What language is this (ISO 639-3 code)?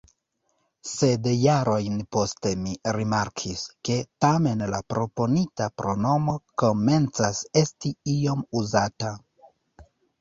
epo